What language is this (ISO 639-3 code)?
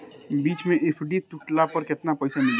bho